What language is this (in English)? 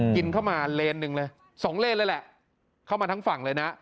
Thai